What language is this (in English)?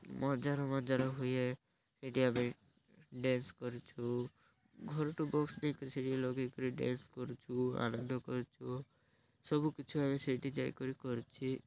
Odia